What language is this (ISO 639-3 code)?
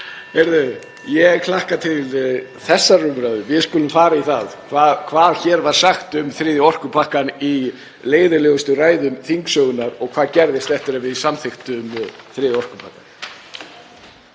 isl